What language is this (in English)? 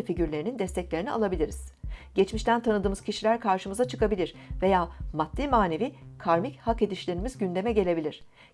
Turkish